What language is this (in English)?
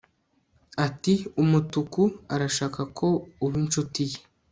Kinyarwanda